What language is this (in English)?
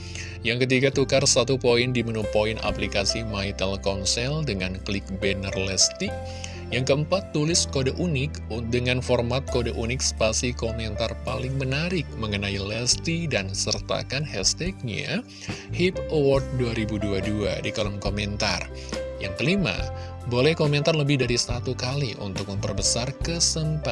Indonesian